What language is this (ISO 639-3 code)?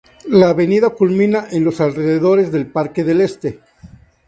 spa